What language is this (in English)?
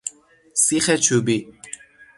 Persian